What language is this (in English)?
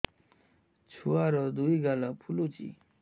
Odia